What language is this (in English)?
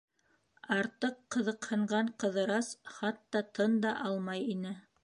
Bashkir